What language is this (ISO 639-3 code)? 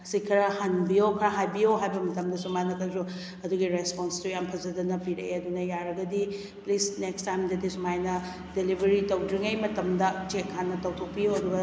mni